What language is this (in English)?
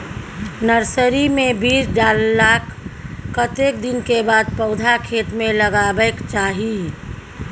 Maithili